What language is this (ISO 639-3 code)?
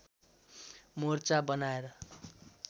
nep